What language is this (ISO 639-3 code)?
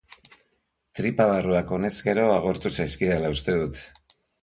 eus